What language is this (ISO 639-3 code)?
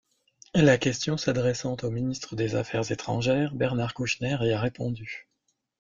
fra